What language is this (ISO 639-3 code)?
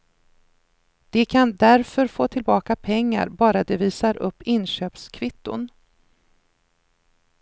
swe